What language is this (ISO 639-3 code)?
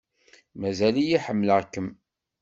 kab